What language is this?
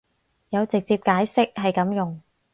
Cantonese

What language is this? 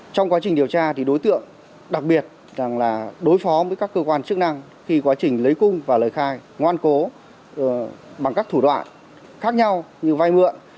Vietnamese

